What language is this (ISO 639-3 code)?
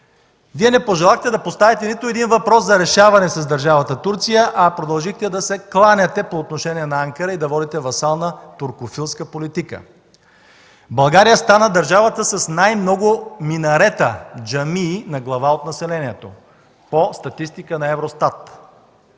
bul